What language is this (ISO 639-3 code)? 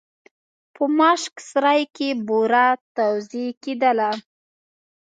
pus